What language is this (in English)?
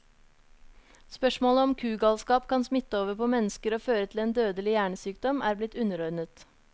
Norwegian